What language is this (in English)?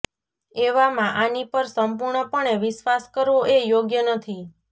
Gujarati